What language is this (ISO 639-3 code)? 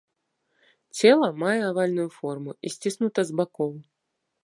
bel